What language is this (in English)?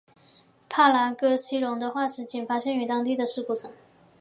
Chinese